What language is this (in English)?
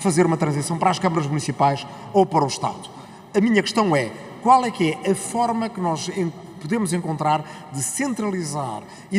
Portuguese